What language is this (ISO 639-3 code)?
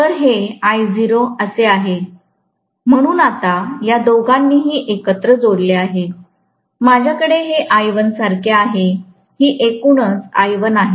mar